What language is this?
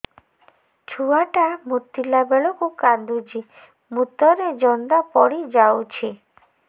Odia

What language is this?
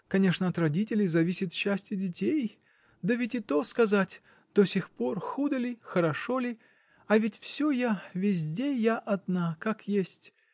Russian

